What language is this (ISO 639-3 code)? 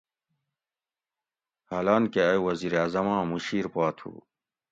gwc